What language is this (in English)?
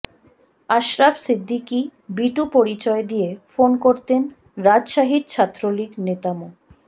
Bangla